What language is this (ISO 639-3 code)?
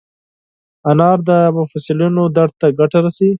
pus